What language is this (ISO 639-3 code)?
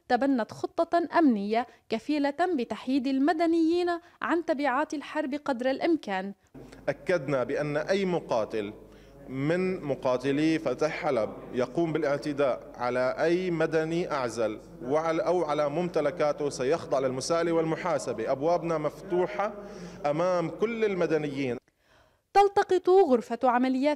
ara